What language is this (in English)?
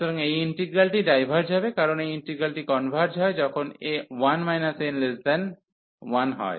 Bangla